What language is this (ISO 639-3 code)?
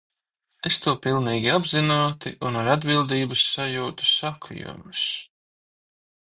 lav